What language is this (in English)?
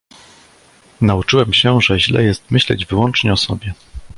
Polish